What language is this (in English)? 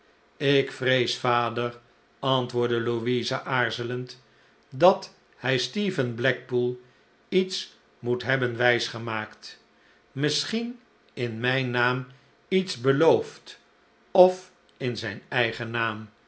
Dutch